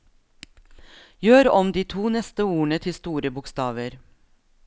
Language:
Norwegian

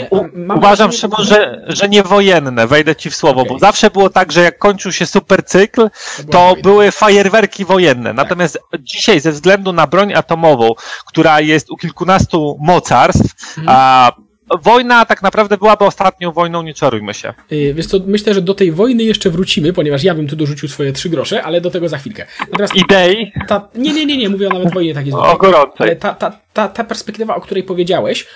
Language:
Polish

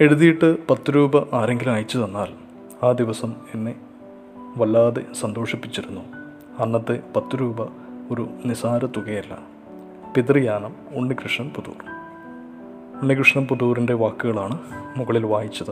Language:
Malayalam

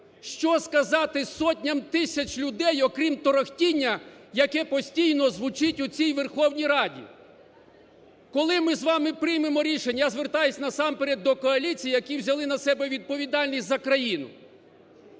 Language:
Ukrainian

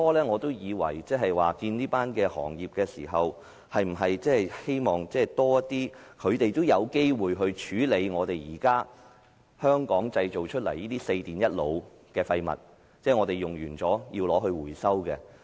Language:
Cantonese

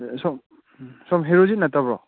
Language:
Manipuri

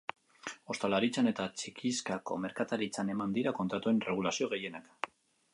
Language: Basque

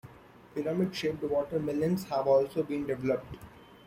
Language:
English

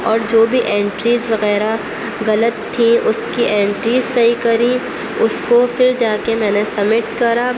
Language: Urdu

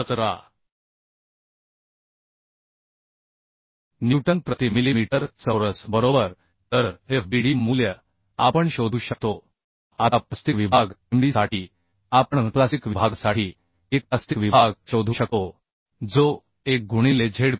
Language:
Marathi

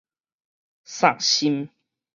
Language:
Min Nan Chinese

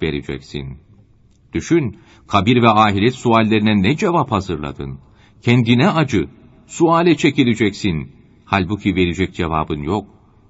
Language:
Turkish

